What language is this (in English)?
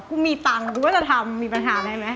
Thai